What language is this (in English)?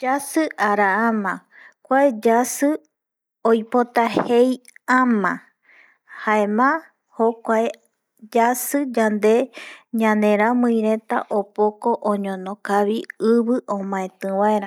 Eastern Bolivian Guaraní